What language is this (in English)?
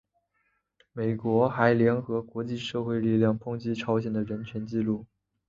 Chinese